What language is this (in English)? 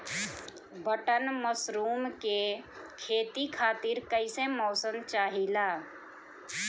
Bhojpuri